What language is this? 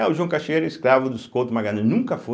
Portuguese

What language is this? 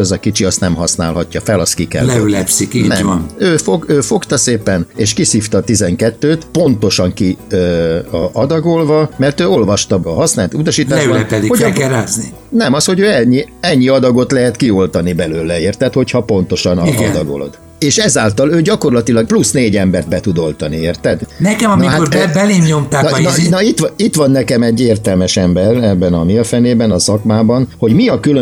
Hungarian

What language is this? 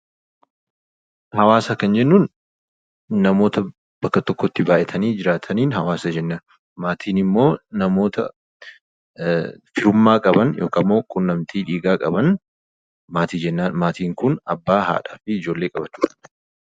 Oromo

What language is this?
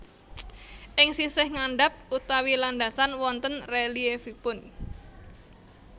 Javanese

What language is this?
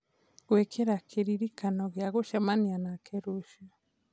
Kikuyu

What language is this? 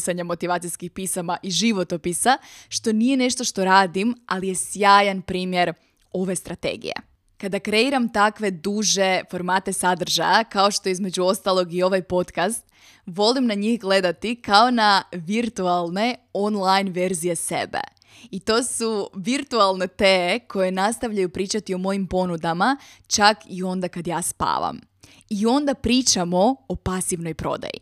Croatian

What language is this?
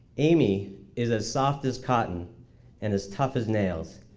English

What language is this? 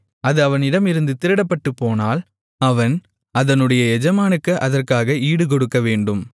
Tamil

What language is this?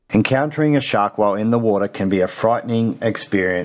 Indonesian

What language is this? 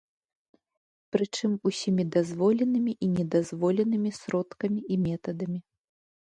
Belarusian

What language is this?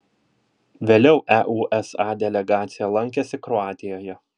Lithuanian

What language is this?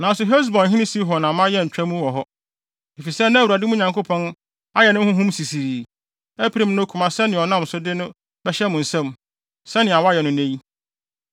Akan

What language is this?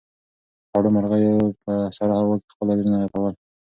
Pashto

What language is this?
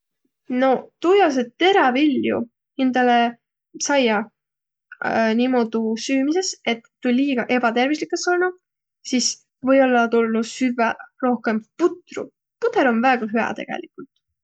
Võro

